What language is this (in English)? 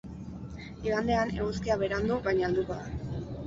Basque